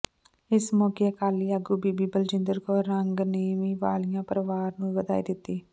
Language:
Punjabi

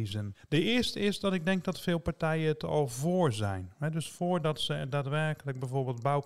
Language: Dutch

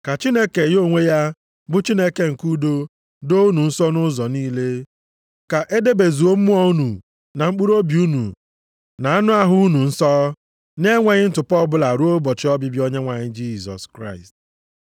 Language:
Igbo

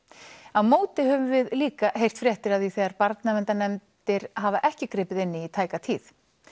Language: Icelandic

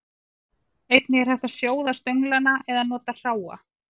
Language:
Icelandic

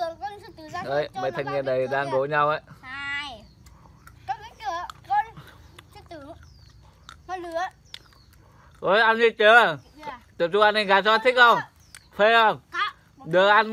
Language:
Vietnamese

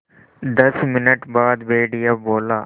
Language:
Hindi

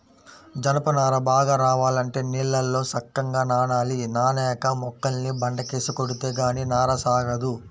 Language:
Telugu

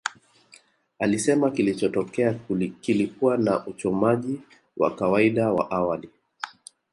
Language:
Swahili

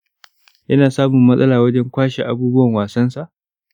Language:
Hausa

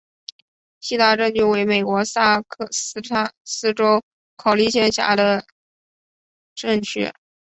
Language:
Chinese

